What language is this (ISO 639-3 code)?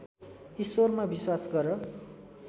nep